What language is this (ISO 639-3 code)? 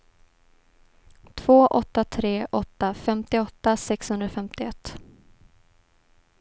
swe